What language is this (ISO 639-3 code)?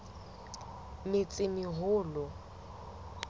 sot